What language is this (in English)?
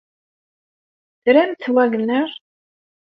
Kabyle